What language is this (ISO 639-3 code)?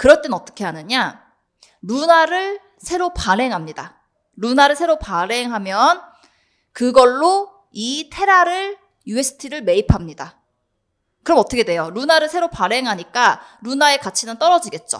kor